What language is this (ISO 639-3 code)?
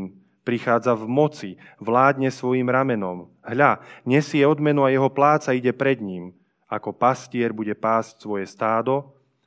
slk